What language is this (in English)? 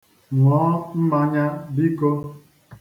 Igbo